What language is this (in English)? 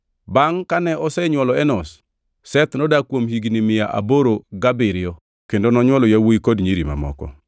Luo (Kenya and Tanzania)